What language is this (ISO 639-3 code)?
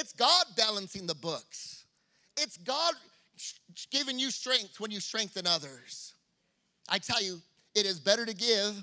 eng